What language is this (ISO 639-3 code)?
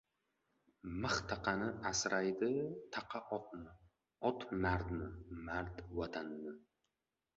uzb